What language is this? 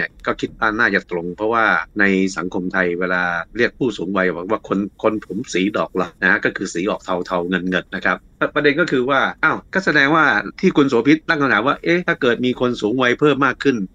Thai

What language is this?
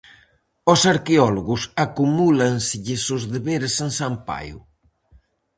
Galician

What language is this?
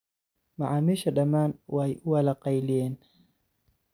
Somali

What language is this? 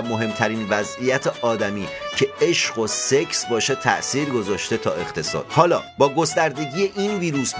Persian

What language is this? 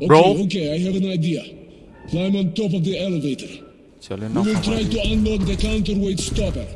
Vietnamese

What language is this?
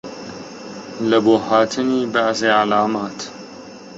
Central Kurdish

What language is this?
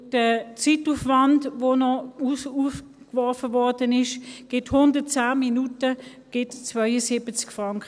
Swiss German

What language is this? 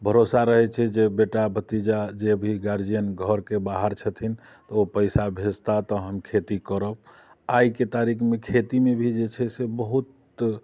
Maithili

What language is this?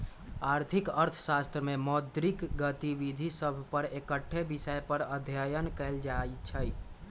Magahi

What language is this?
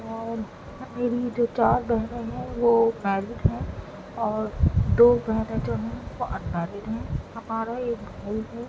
Urdu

